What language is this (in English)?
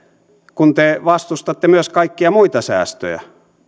Finnish